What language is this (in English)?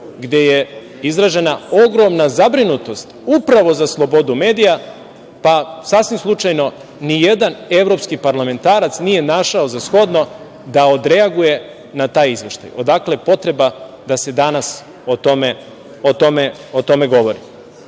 Serbian